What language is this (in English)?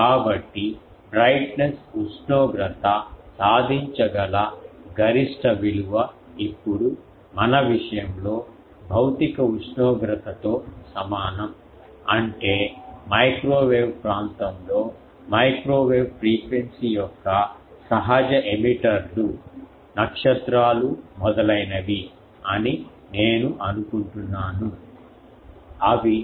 Telugu